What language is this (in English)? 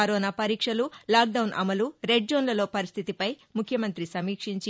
Telugu